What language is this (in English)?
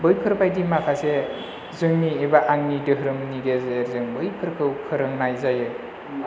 Bodo